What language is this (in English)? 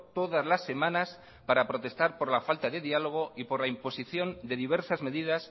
Spanish